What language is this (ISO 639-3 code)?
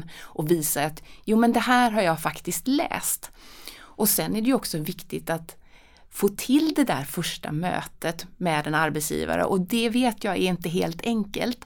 swe